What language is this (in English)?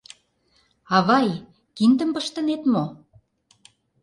Mari